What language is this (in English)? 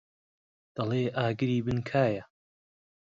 Central Kurdish